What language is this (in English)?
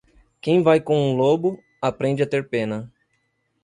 Portuguese